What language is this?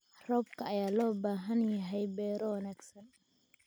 Somali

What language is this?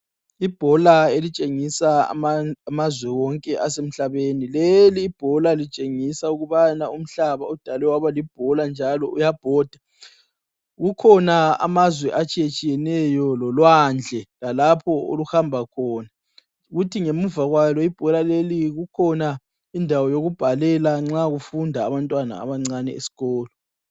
North Ndebele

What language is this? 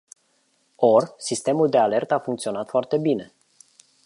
Romanian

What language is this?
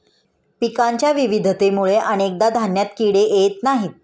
Marathi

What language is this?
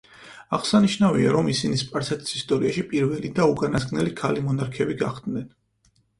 Georgian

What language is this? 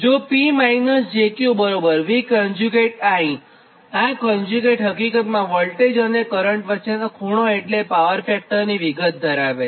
Gujarati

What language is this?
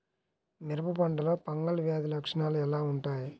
Telugu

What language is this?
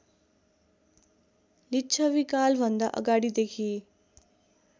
Nepali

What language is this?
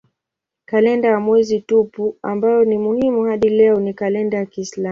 Swahili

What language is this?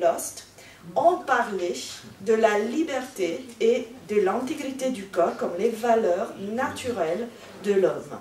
French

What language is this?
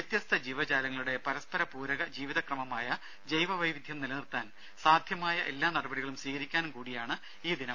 Malayalam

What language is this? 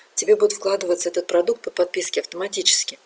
Russian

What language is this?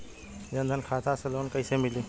Bhojpuri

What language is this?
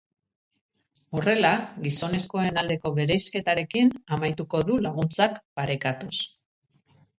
Basque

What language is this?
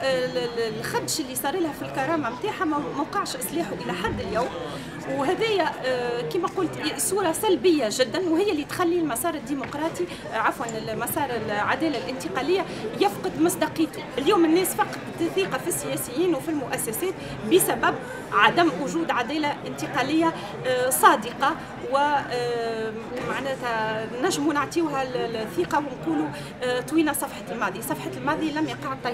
Arabic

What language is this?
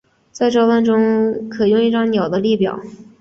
Chinese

